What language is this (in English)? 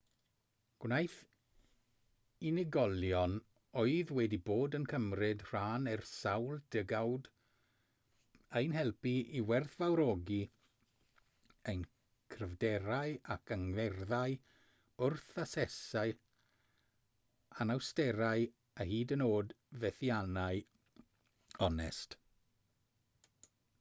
Welsh